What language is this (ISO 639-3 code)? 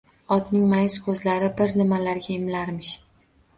uzb